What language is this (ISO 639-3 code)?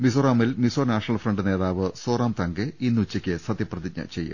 mal